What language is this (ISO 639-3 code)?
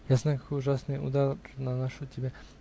rus